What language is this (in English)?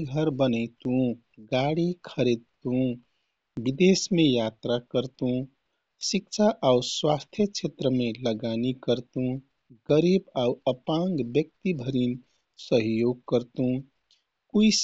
Kathoriya Tharu